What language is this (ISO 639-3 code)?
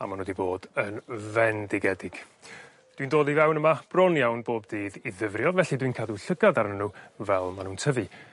cym